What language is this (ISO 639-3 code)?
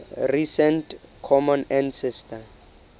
sot